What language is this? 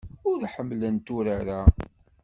Kabyle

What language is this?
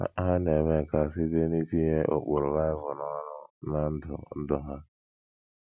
Igbo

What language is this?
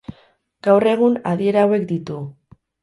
Basque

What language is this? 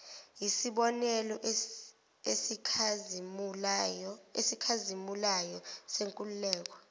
Zulu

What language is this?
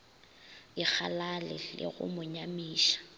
Northern Sotho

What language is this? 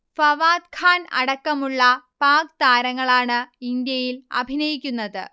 Malayalam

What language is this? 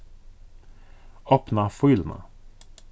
Faroese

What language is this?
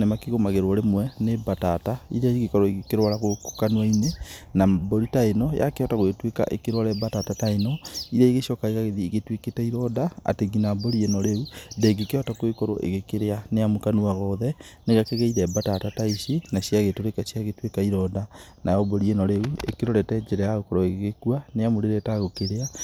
Kikuyu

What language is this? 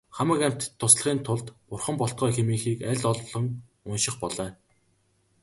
Mongolian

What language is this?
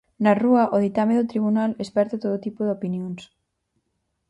Galician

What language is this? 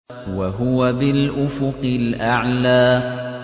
Arabic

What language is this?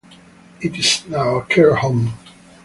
English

